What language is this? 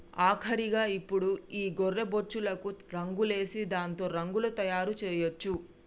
Telugu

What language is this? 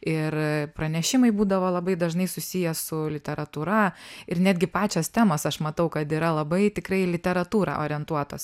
Lithuanian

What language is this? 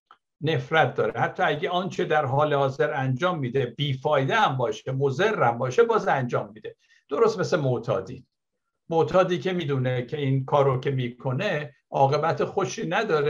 Persian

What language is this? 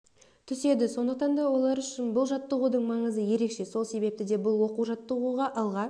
Kazakh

